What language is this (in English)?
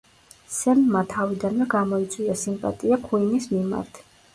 Georgian